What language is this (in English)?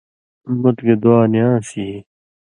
Indus Kohistani